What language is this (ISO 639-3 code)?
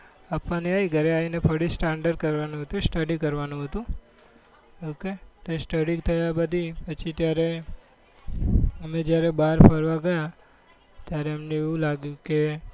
guj